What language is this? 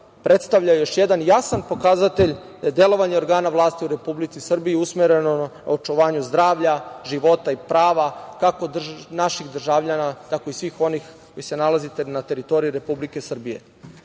Serbian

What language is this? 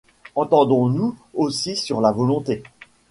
French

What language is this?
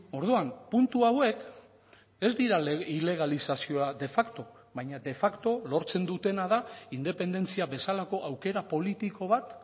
Basque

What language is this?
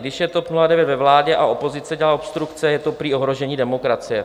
Czech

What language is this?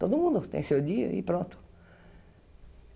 Portuguese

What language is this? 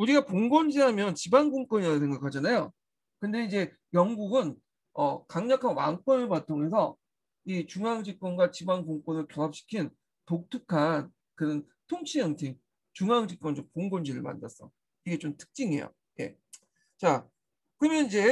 Korean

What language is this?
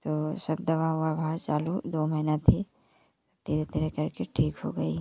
Hindi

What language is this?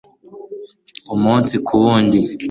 Kinyarwanda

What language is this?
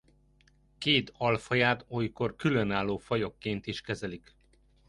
Hungarian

